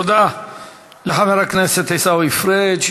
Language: Hebrew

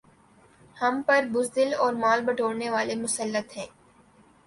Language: Urdu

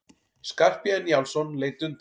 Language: Icelandic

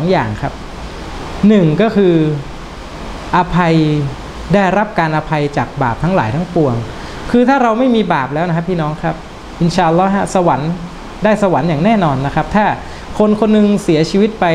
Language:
Thai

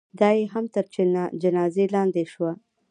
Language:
Pashto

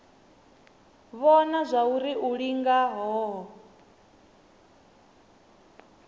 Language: Venda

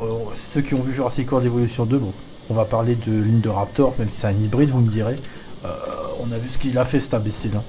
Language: French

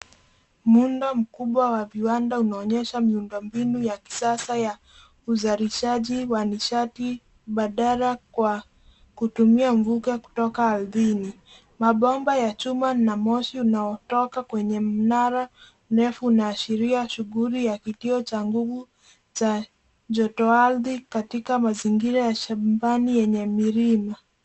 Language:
Swahili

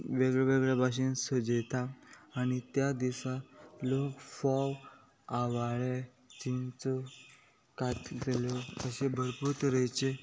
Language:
Konkani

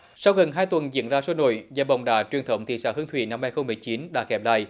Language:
Vietnamese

